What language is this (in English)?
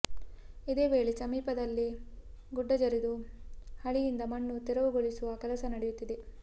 Kannada